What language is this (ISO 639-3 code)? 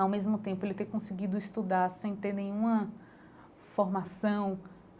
por